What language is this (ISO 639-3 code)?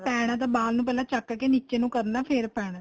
pan